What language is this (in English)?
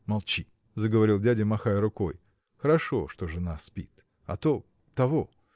Russian